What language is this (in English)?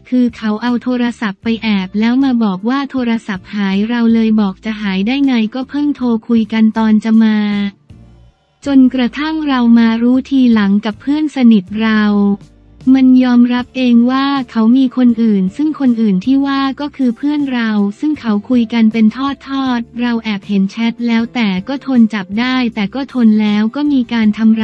Thai